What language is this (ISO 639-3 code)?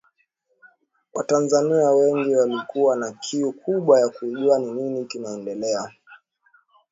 swa